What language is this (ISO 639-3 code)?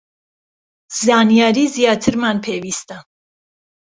ckb